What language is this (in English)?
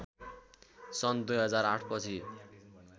Nepali